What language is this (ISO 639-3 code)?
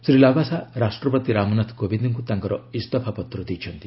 ori